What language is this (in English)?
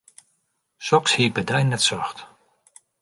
Western Frisian